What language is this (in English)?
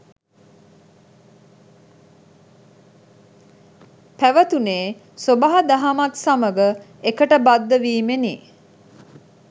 Sinhala